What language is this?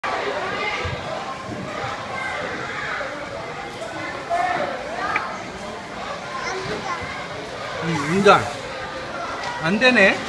Korean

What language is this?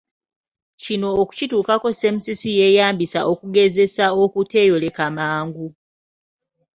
Ganda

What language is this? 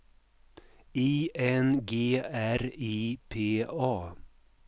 Swedish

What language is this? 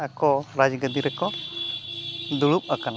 Santali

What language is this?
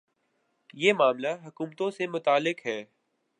Urdu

